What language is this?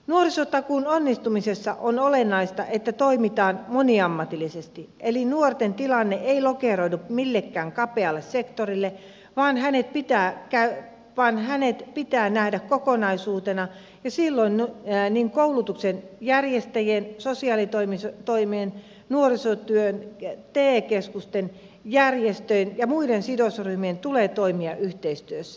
Finnish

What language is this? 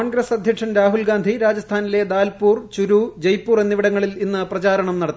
Malayalam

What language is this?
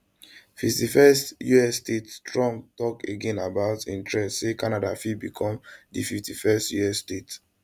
Nigerian Pidgin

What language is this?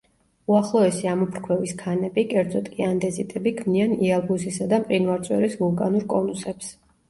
Georgian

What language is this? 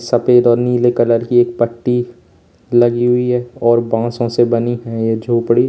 Hindi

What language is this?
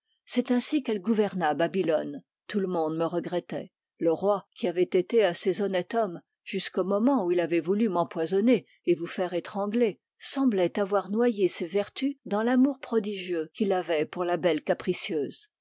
French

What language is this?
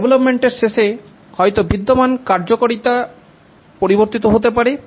Bangla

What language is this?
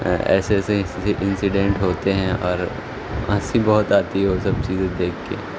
Urdu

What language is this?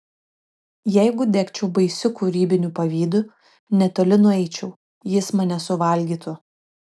Lithuanian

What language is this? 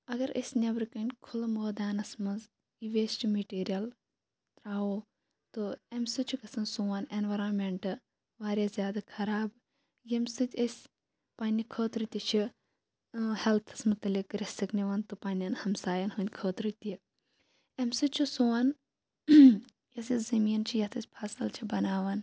Kashmiri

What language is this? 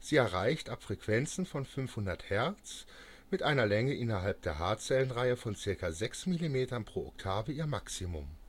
German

